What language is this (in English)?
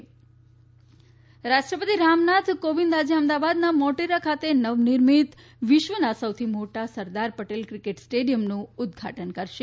Gujarati